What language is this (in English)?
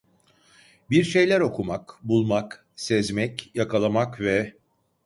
Turkish